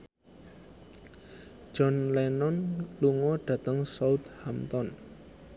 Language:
Javanese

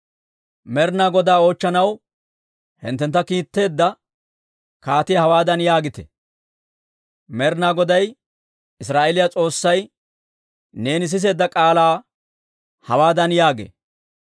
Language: Dawro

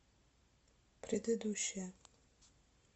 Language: Russian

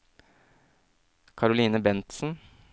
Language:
Norwegian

